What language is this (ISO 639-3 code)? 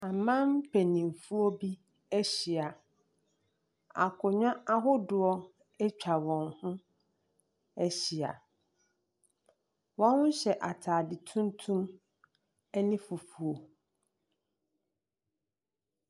aka